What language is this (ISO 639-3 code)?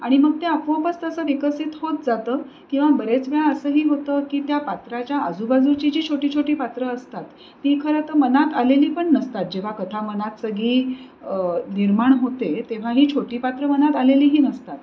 mar